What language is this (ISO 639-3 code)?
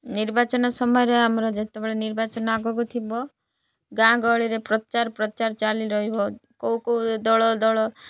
ori